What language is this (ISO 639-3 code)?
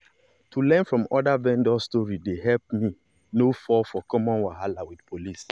pcm